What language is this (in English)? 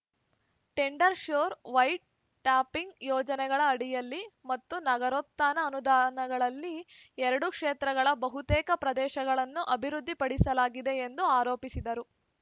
Kannada